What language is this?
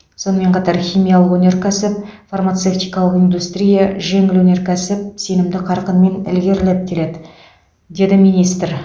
Kazakh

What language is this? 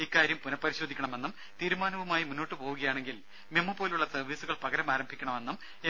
Malayalam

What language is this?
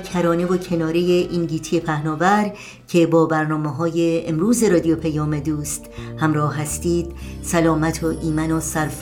Persian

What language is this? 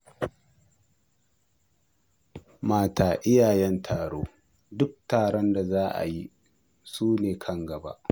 Hausa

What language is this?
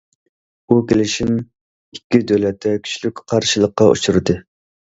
Uyghur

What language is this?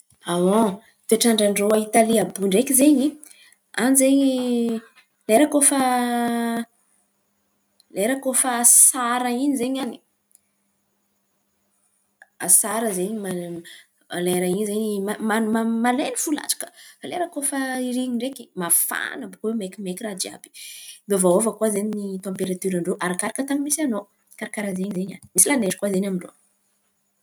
Antankarana Malagasy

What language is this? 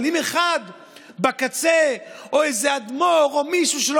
Hebrew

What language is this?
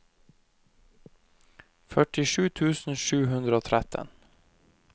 Norwegian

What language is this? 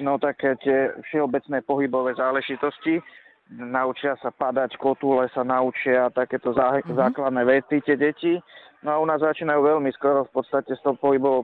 Slovak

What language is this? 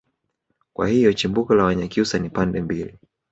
Swahili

